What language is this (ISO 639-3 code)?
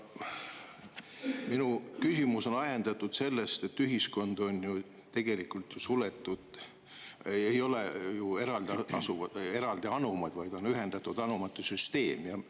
est